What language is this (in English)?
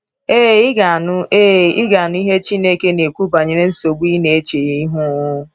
Igbo